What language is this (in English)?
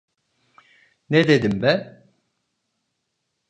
Turkish